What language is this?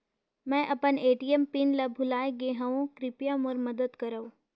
Chhattisgarhi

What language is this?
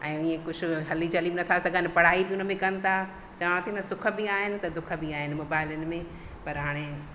Sindhi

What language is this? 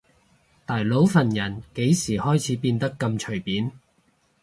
Cantonese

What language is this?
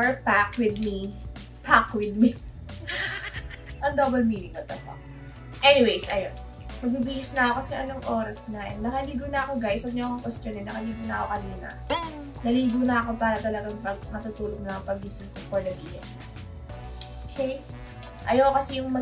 Filipino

